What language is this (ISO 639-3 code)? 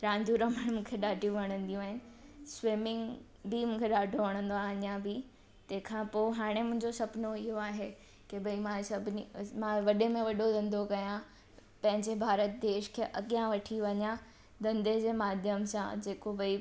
snd